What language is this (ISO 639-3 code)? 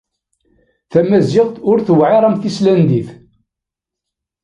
kab